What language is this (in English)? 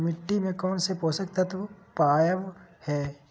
Magahi